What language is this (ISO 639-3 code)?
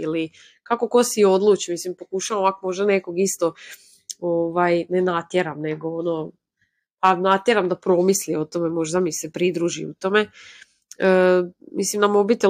hrv